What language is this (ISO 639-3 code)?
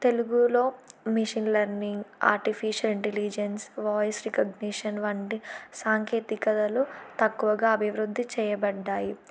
tel